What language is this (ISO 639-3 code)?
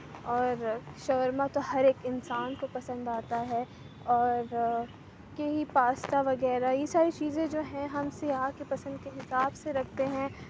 urd